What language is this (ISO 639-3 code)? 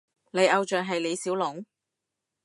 yue